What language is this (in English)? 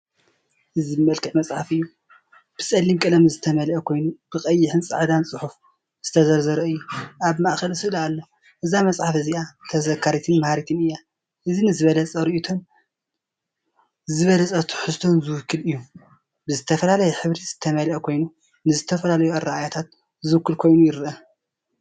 Tigrinya